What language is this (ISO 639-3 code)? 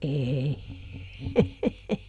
fin